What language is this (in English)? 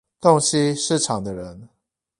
Chinese